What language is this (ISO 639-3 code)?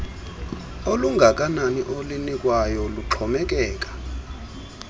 xho